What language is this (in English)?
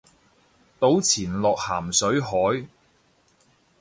Cantonese